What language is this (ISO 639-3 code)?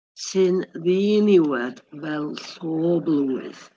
cym